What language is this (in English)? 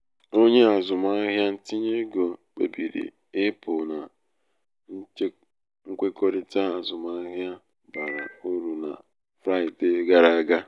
Igbo